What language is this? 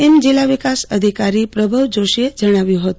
Gujarati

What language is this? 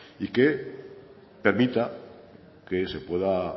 Spanish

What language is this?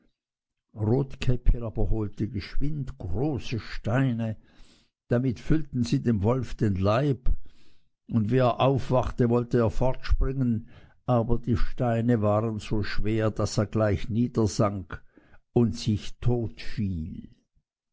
German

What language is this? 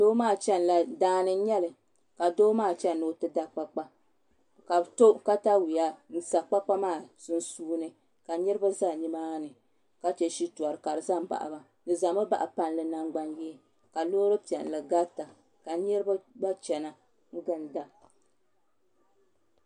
Dagbani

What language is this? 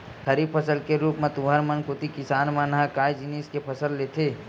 Chhattisgarhi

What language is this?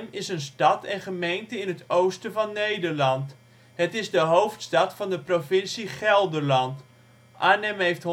Dutch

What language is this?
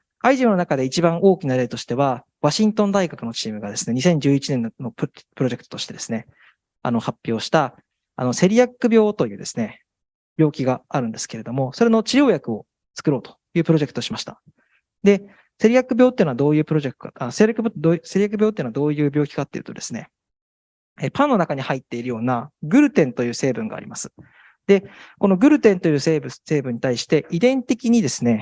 Japanese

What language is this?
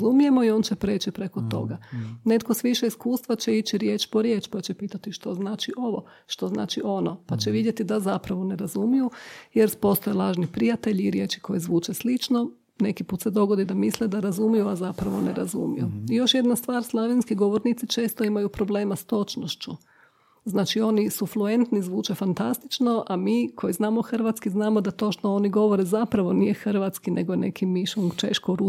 Croatian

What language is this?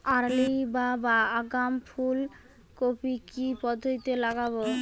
Bangla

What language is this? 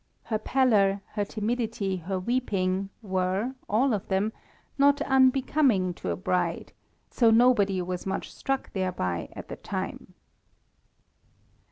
English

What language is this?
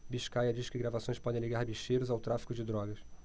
Portuguese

